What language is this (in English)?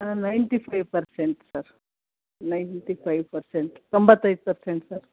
Kannada